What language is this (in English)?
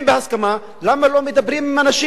Hebrew